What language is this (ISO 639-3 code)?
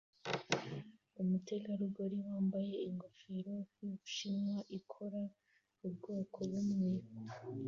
kin